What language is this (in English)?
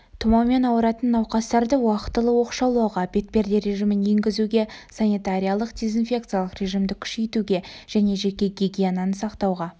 Kazakh